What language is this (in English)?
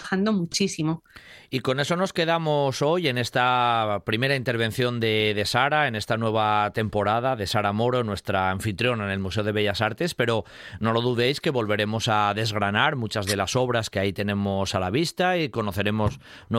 Spanish